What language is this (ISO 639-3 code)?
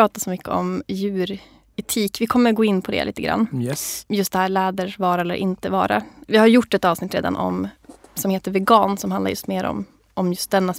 swe